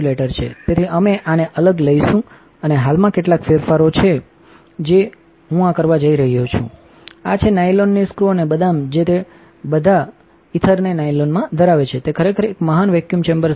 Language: Gujarati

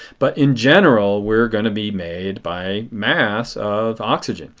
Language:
English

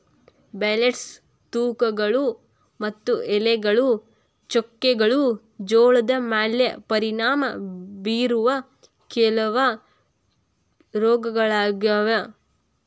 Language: Kannada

